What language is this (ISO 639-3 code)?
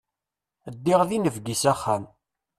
kab